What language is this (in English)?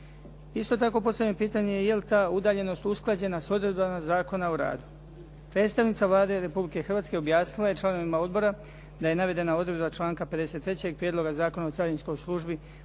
Croatian